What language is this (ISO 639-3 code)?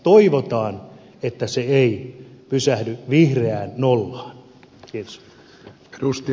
fin